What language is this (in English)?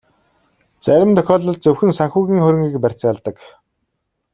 Mongolian